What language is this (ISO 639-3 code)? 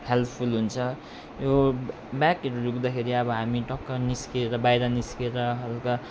nep